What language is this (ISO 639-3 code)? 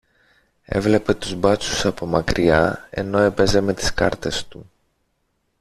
ell